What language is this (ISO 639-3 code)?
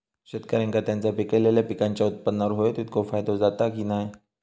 mar